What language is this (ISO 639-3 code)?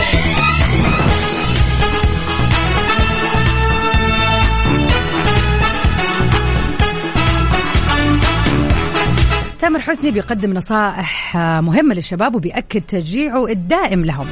ara